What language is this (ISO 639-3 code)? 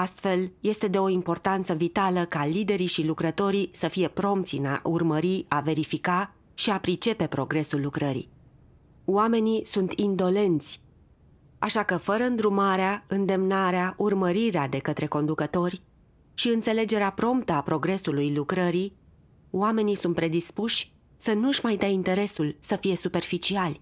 ron